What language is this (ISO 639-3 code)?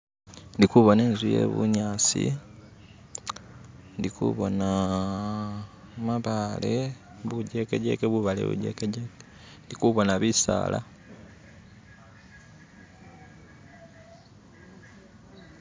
myx